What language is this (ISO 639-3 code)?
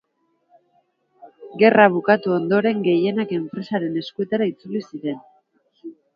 eus